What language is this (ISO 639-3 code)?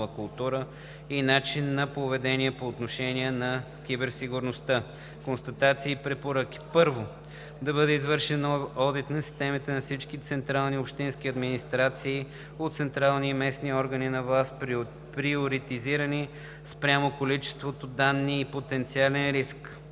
bul